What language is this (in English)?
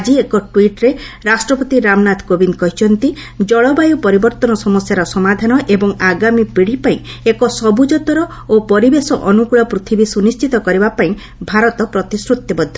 Odia